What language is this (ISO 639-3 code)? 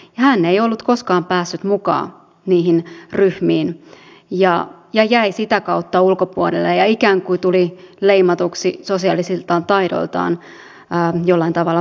fin